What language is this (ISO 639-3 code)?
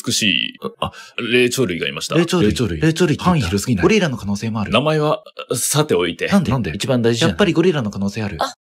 jpn